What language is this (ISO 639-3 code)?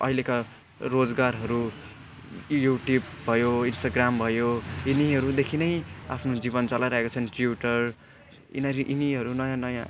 nep